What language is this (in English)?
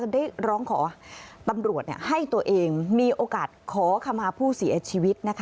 Thai